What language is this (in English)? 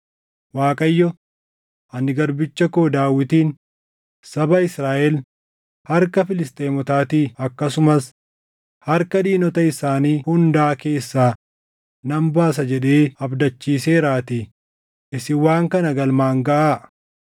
Oromo